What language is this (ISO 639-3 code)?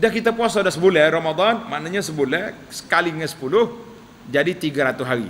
msa